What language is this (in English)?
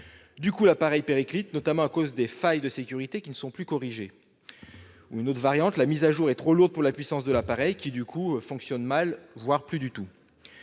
French